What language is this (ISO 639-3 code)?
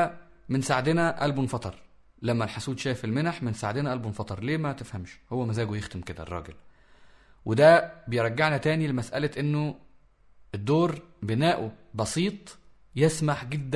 ara